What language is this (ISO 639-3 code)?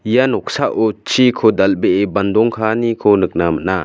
grt